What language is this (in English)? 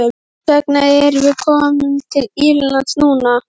Icelandic